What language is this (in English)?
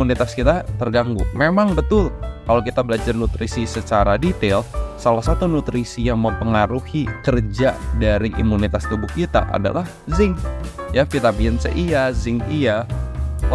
Indonesian